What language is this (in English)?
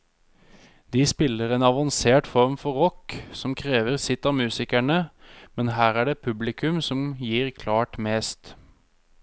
Norwegian